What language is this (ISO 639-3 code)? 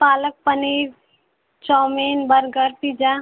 hin